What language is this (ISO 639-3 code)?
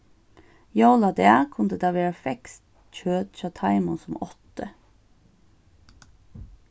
fao